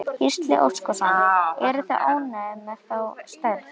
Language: Icelandic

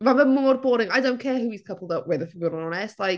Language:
Welsh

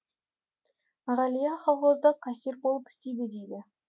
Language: Kazakh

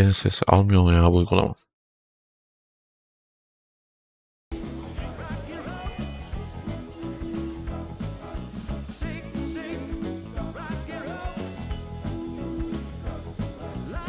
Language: Turkish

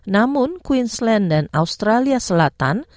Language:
Indonesian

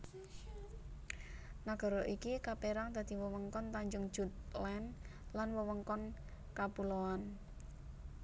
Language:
Javanese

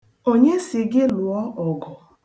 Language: Igbo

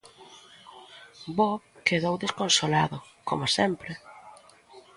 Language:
Galician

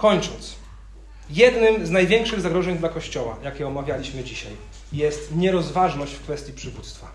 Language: Polish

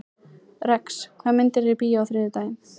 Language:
Icelandic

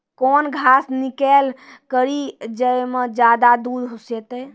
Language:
Maithili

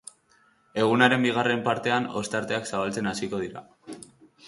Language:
Basque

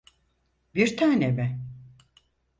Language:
Turkish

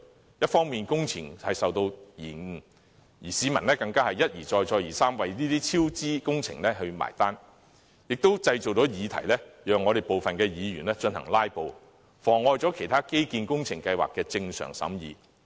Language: Cantonese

